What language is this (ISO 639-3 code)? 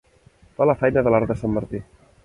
cat